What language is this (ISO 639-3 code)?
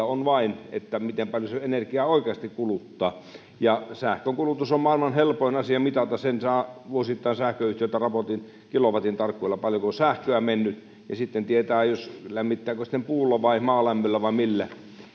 fin